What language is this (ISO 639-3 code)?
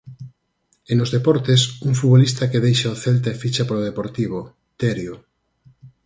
glg